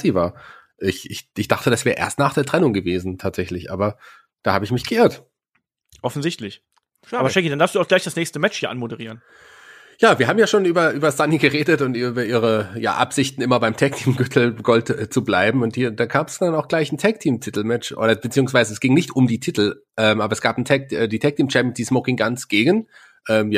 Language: German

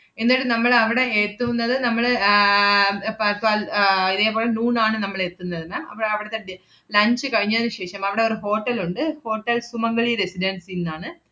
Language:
Malayalam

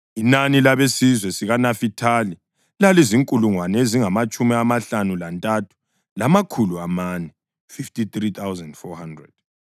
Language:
North Ndebele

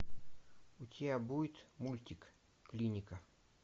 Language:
Russian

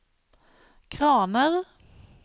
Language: Norwegian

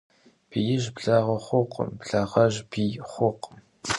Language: Kabardian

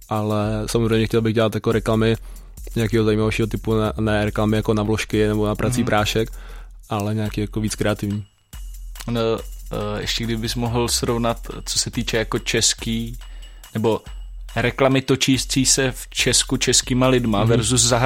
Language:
Czech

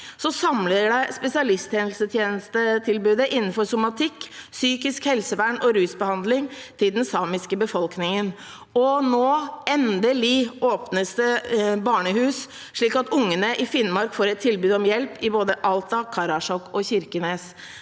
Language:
Norwegian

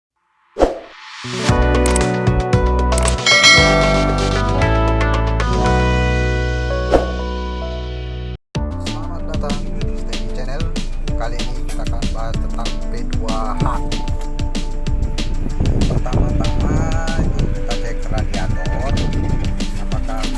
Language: Indonesian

